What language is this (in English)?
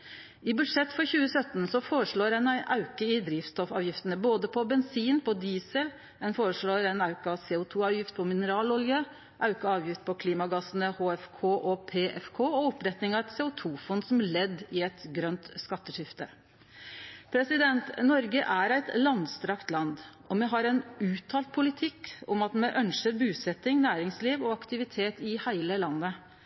Norwegian Nynorsk